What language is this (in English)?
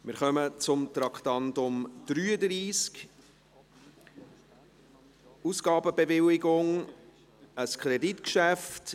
Swiss German